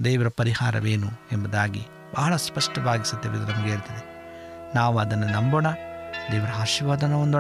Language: Kannada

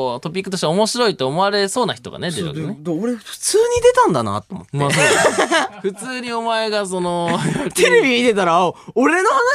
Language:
Japanese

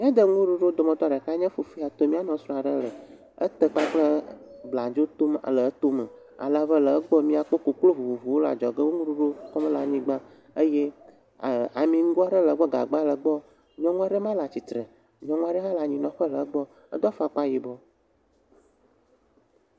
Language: Ewe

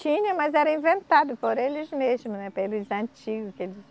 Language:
Portuguese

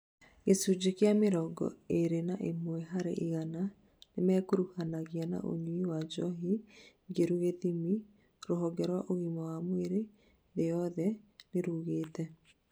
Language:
Kikuyu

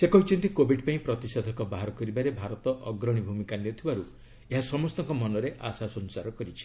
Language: Odia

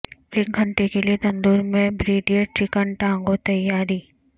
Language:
Urdu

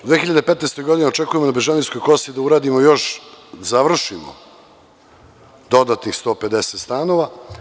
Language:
Serbian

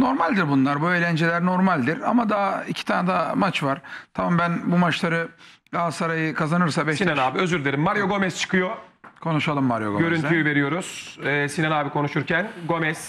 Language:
Turkish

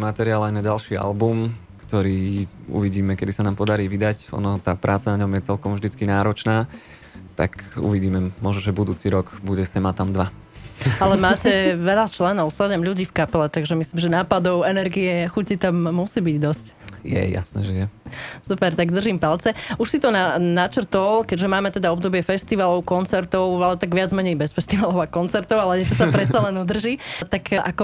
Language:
Slovak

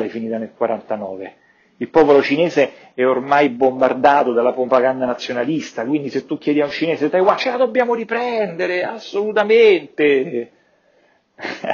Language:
Italian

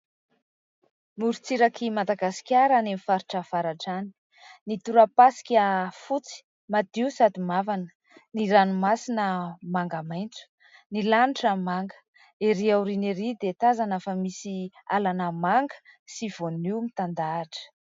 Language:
Malagasy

